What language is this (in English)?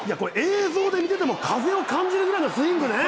Japanese